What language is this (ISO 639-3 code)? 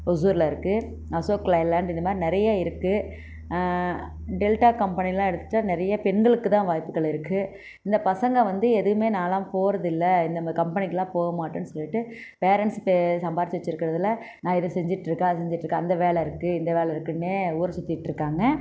tam